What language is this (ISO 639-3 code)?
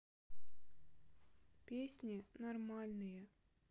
rus